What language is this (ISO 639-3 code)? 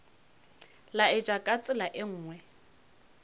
nso